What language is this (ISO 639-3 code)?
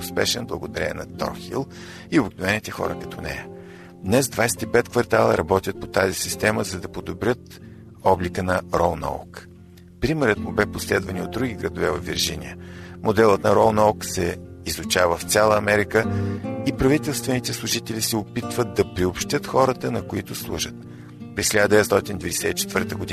bul